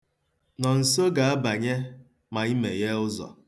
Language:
Igbo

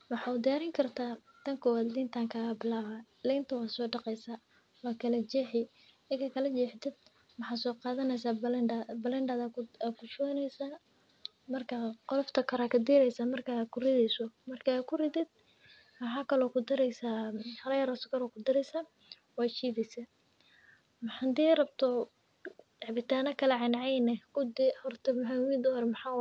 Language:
Somali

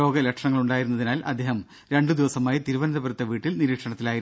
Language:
Malayalam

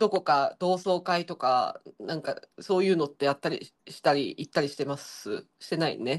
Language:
Japanese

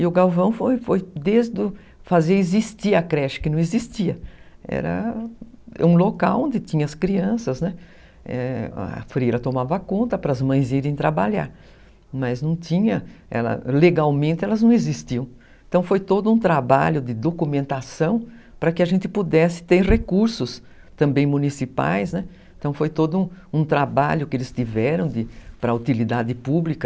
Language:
Portuguese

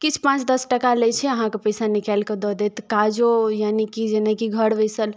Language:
Maithili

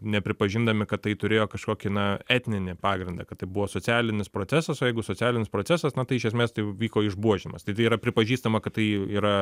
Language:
Lithuanian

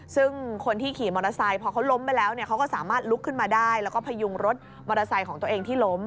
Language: Thai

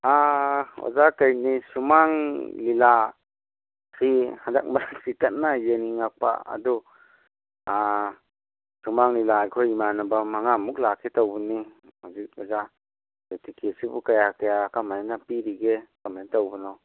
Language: Manipuri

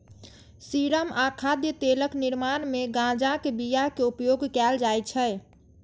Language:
Maithili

